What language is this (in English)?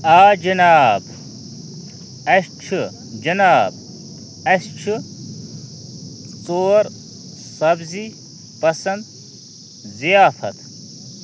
Kashmiri